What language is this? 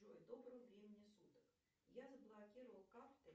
Russian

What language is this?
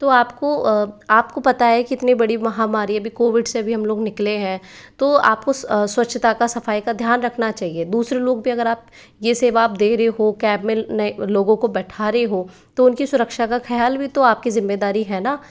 Hindi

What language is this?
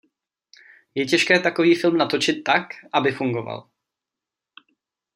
Czech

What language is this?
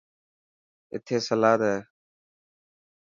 Dhatki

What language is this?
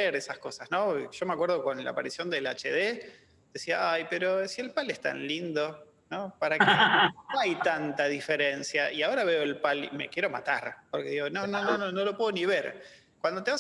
Spanish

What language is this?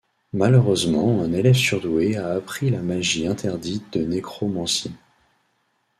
French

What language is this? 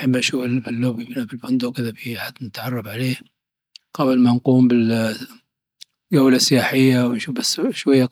Dhofari Arabic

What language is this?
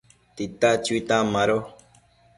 Matsés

